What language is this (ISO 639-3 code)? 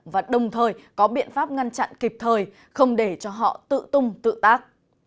vie